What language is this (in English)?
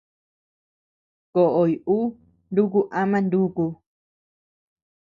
Tepeuxila Cuicatec